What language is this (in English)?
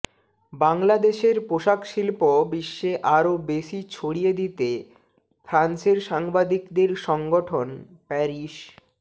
Bangla